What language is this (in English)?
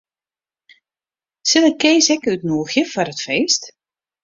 Western Frisian